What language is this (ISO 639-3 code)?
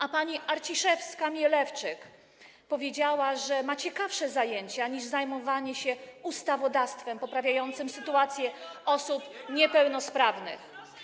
pol